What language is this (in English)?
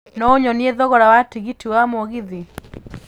Kikuyu